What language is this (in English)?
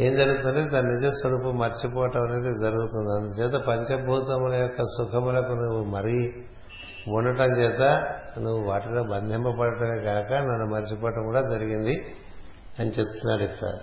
Telugu